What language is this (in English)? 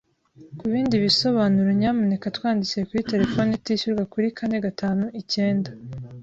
Kinyarwanda